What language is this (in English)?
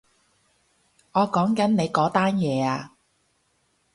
Cantonese